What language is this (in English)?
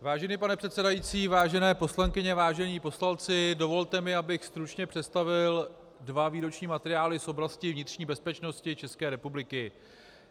Czech